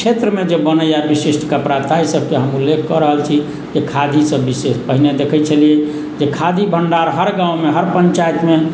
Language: Maithili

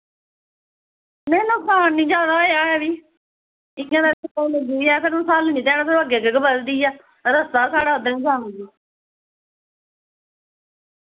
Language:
Dogri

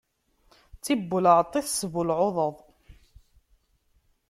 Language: Kabyle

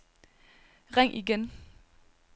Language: Danish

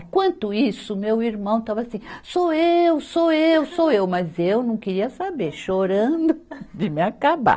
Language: Portuguese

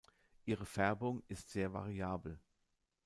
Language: German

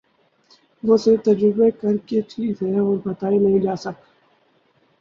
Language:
Urdu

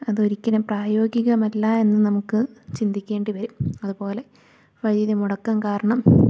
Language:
Malayalam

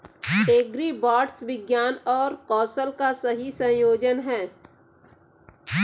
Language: Hindi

